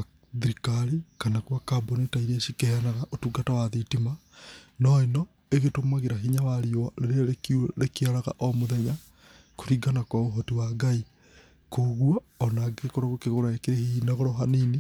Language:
Kikuyu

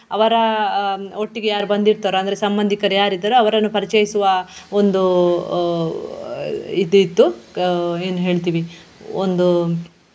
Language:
Kannada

